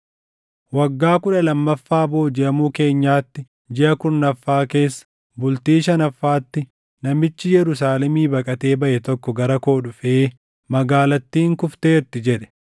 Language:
Oromo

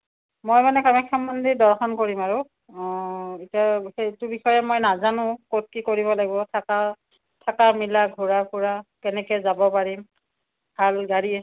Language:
Assamese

